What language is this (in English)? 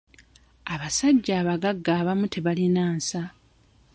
Ganda